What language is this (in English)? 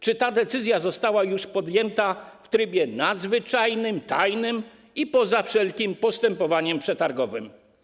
Polish